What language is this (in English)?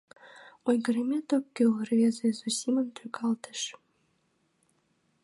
Mari